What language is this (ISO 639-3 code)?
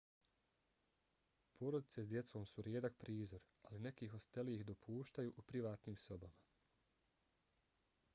bos